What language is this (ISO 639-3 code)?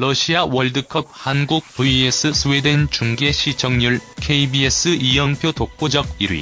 kor